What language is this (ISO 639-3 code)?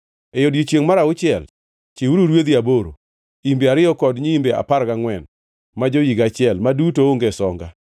luo